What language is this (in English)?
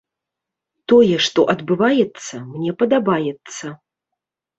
Belarusian